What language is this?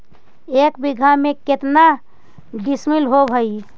Magahi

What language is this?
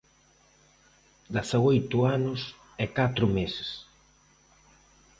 Galician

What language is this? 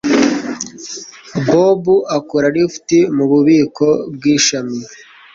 Kinyarwanda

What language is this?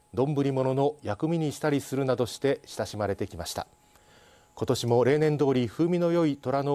Japanese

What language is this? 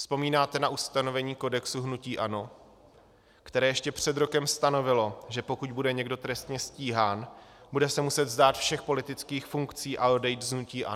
Czech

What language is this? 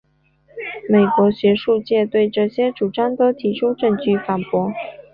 Chinese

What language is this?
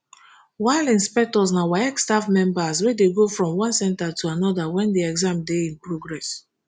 Nigerian Pidgin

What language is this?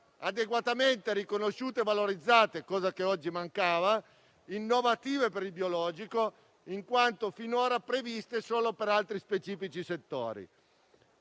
Italian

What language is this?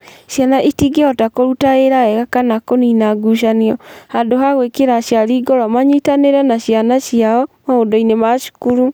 Kikuyu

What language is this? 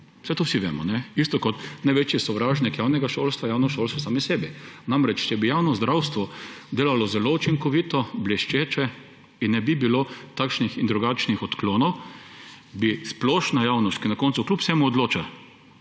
Slovenian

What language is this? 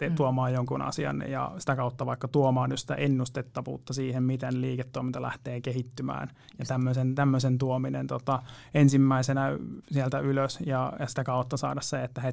Finnish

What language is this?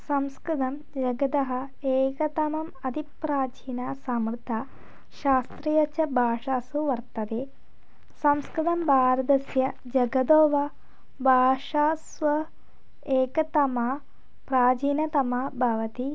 Sanskrit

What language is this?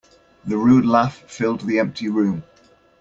English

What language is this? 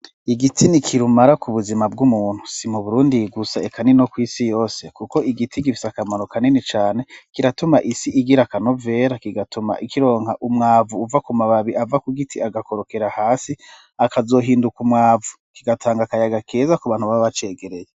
Rundi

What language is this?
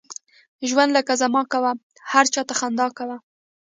Pashto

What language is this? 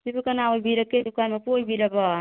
Manipuri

